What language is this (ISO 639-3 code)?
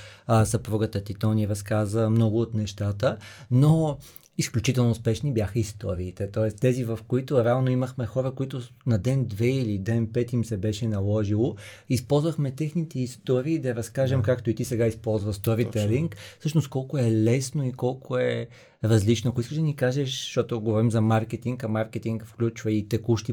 bul